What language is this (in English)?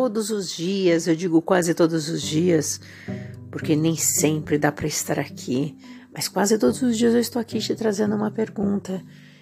Portuguese